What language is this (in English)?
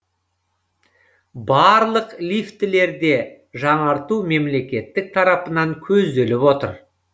Kazakh